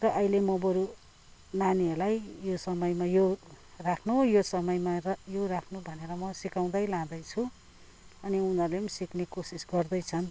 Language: Nepali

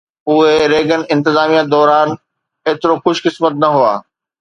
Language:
Sindhi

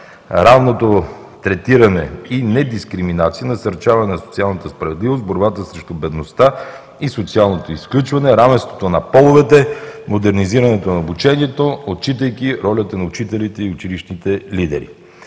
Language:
Bulgarian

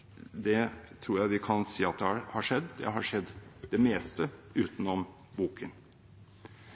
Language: Norwegian Bokmål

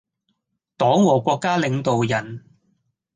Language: Cantonese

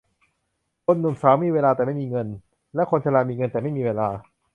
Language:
Thai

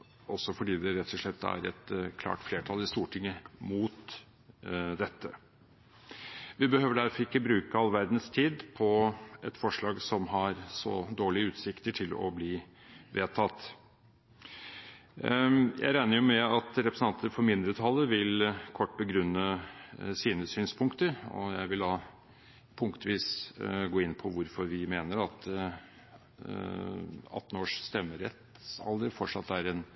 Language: Norwegian Bokmål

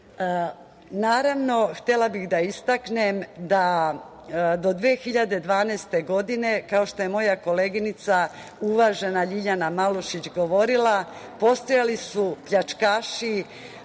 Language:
Serbian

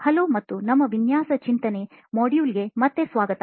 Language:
Kannada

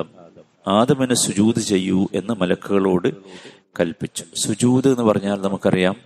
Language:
Malayalam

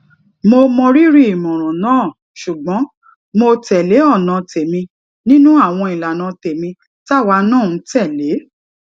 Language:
Yoruba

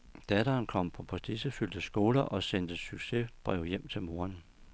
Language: Danish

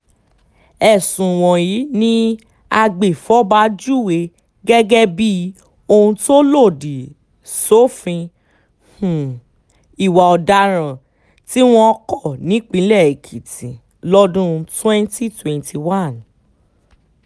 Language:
Yoruba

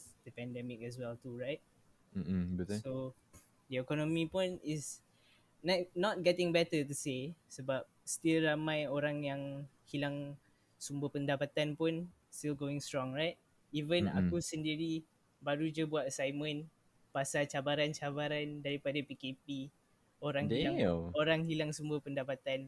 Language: Malay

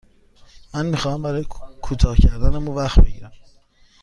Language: Persian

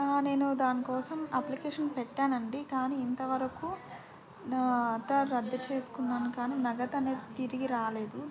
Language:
Telugu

